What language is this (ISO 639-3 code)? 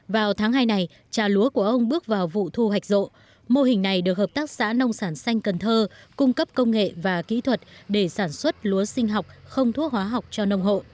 vie